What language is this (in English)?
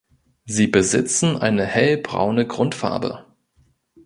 German